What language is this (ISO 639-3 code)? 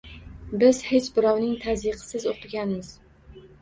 uzb